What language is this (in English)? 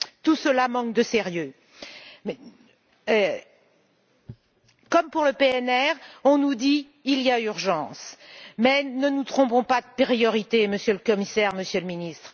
French